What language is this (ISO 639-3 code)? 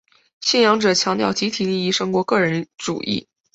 zho